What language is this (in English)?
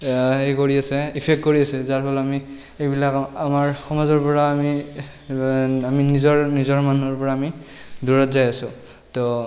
Assamese